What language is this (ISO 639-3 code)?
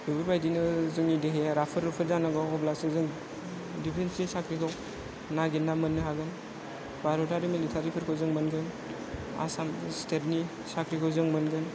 brx